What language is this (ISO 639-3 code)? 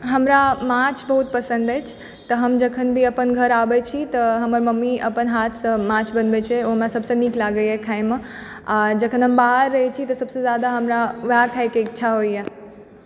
mai